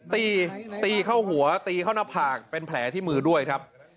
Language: Thai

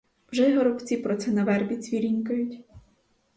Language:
Ukrainian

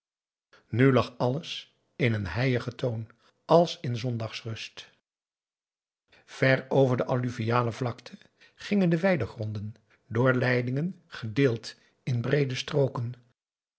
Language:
Dutch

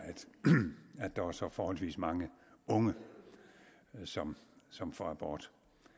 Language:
Danish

